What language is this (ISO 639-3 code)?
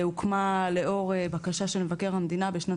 heb